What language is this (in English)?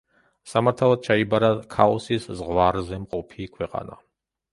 Georgian